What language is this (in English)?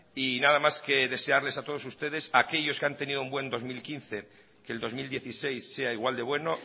Spanish